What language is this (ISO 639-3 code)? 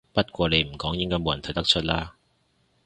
yue